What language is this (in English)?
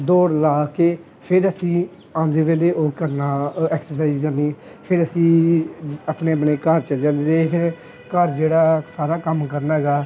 Punjabi